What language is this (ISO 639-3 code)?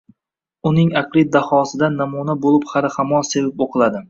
uzb